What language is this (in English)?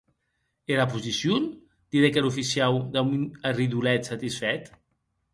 Occitan